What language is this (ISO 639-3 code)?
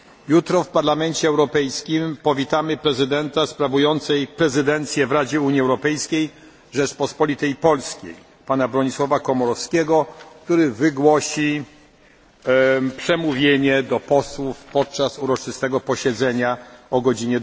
pol